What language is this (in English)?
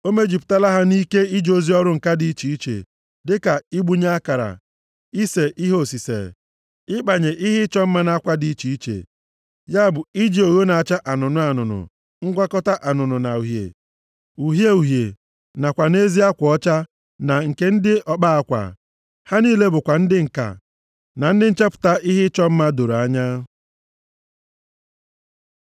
Igbo